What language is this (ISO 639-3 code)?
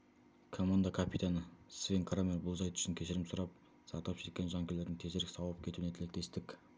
kaz